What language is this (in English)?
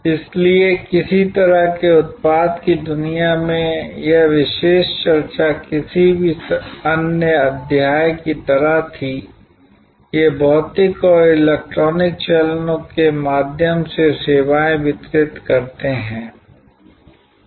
Hindi